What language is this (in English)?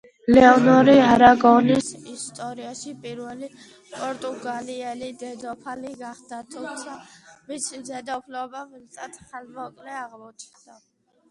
Georgian